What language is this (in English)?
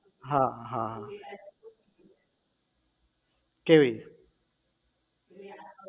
Gujarati